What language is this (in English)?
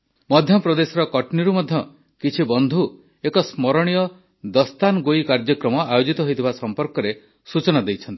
Odia